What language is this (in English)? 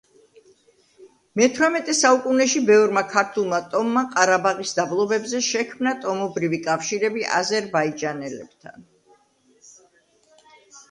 Georgian